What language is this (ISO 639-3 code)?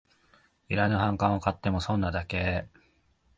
jpn